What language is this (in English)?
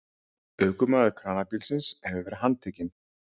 Icelandic